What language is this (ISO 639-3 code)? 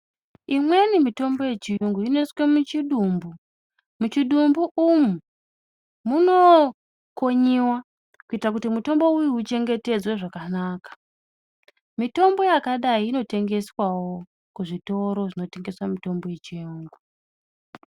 ndc